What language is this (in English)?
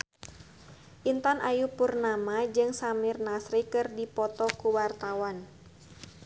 Sundanese